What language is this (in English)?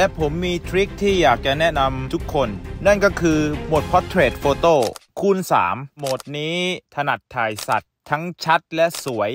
Thai